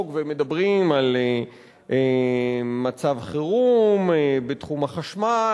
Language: Hebrew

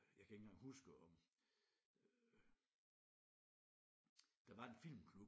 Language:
Danish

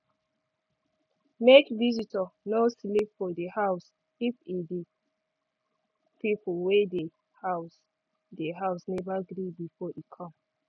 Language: Nigerian Pidgin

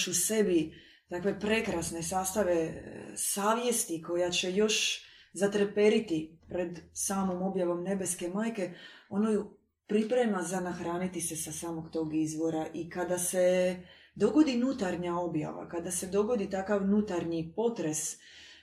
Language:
Croatian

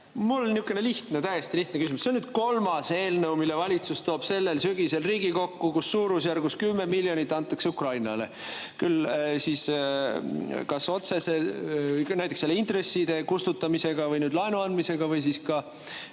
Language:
Estonian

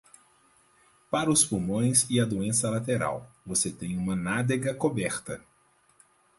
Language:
Portuguese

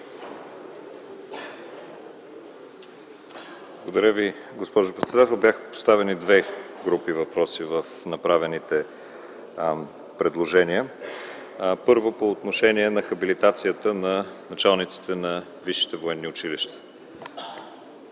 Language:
Bulgarian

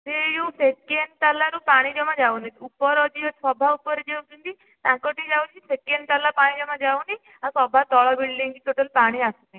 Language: Odia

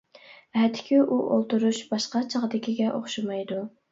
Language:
Uyghur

